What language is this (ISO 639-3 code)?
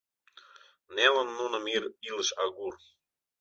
chm